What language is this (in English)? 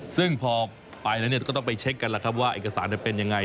Thai